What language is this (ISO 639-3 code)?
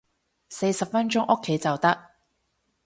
yue